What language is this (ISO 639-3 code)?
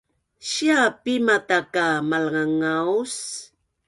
bnn